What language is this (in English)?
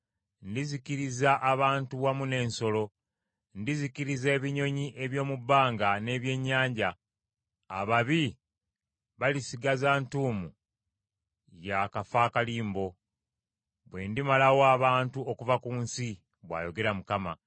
Ganda